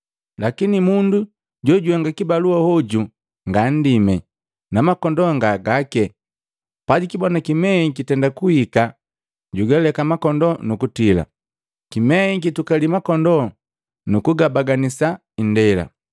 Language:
Matengo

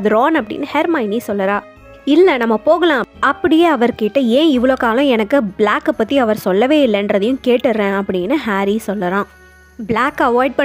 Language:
Tamil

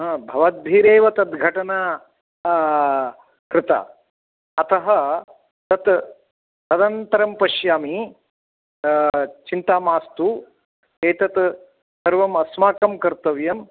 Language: Sanskrit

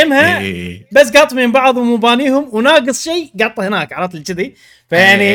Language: Arabic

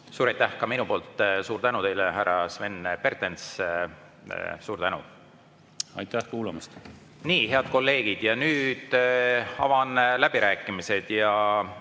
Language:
Estonian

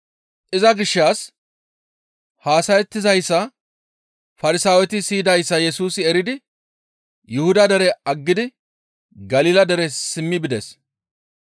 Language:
Gamo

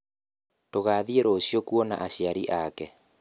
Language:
Kikuyu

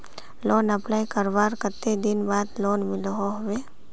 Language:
Magahi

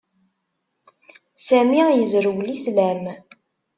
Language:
Kabyle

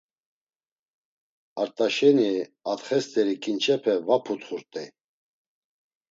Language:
Laz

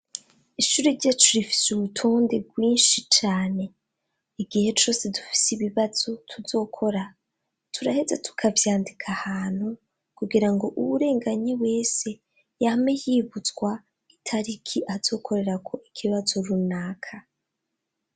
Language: Rundi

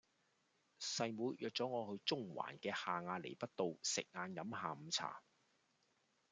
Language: Cantonese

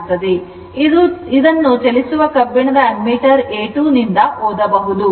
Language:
Kannada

